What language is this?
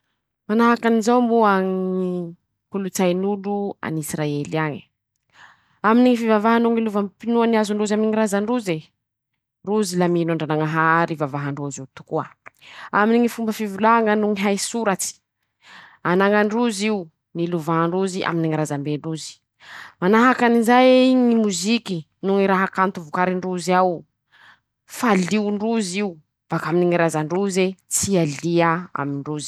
Masikoro Malagasy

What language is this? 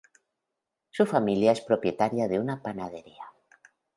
Spanish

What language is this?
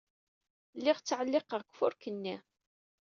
Kabyle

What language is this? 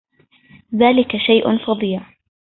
Arabic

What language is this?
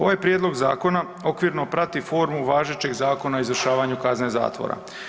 Croatian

